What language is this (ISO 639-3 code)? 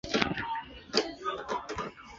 zho